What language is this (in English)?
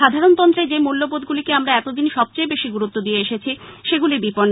Bangla